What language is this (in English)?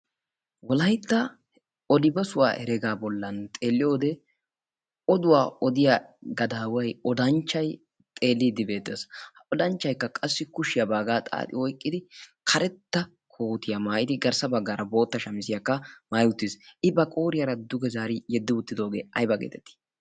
Wolaytta